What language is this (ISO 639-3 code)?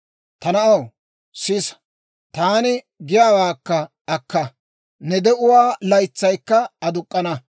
dwr